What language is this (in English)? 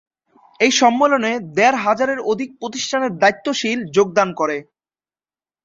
Bangla